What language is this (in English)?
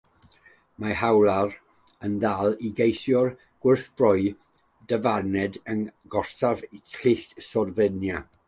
Welsh